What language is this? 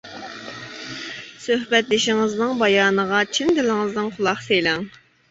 Uyghur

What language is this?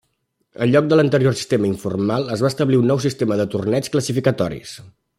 Catalan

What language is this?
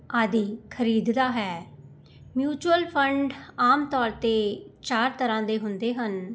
Punjabi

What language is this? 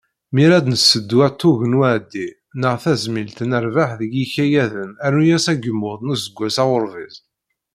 Kabyle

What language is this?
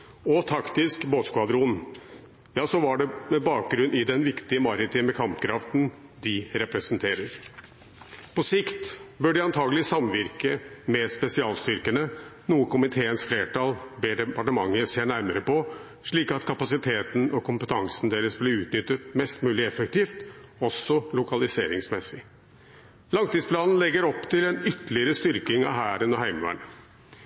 Norwegian Bokmål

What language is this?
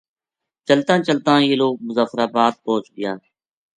Gujari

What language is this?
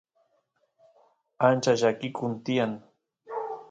Santiago del Estero Quichua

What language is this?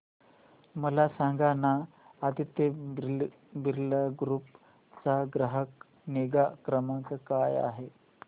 Marathi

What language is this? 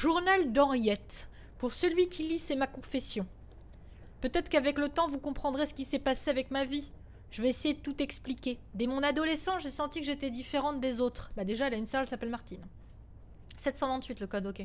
French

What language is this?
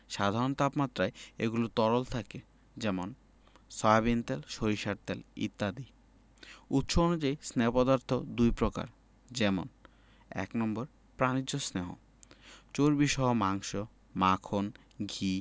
Bangla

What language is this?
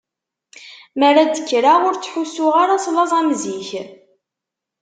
Kabyle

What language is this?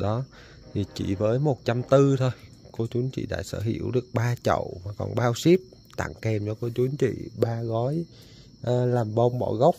Vietnamese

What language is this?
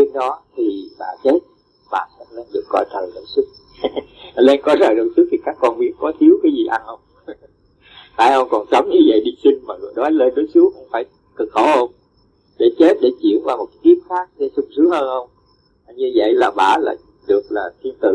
Vietnamese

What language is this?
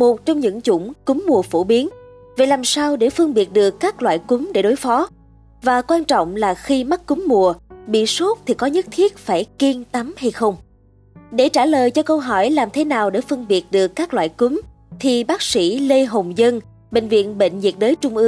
Vietnamese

